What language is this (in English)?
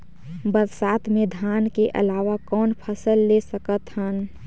Chhattisgarhi